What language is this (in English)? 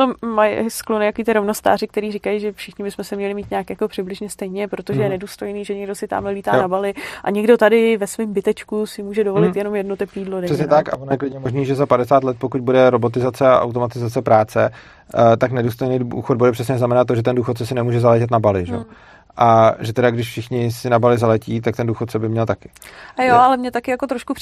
Czech